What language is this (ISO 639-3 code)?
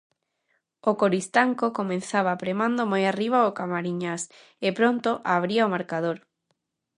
glg